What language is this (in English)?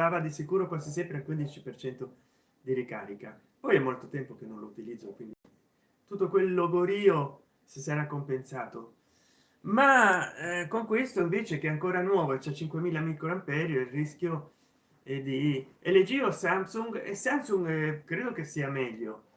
Italian